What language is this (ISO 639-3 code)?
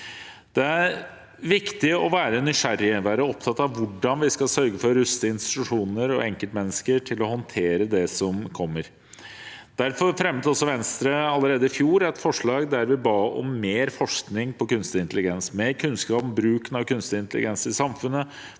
nor